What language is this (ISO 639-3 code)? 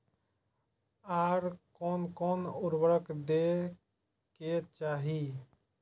mai